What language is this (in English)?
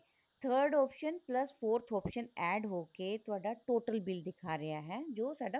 Punjabi